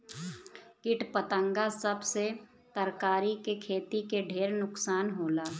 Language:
Bhojpuri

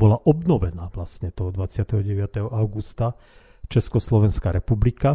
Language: Slovak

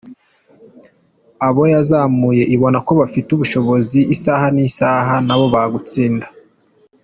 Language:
Kinyarwanda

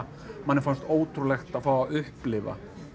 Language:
Icelandic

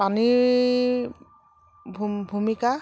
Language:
Assamese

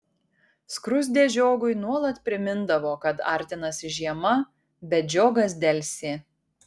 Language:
Lithuanian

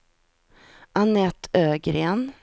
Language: Swedish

